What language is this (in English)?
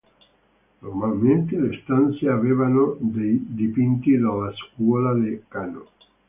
Italian